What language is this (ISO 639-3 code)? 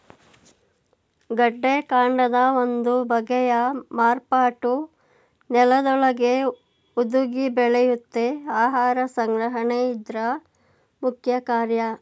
kan